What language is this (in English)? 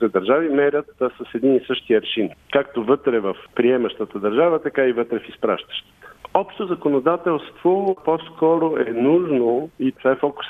Bulgarian